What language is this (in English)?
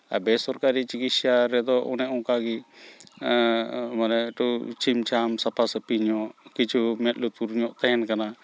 Santali